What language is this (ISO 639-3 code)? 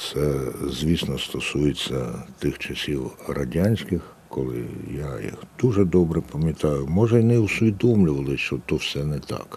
ukr